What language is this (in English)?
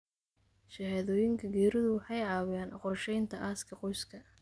Somali